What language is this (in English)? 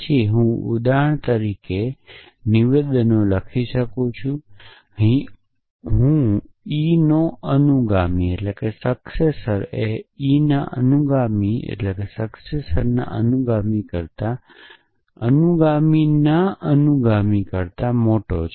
Gujarati